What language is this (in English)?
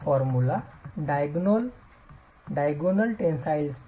Marathi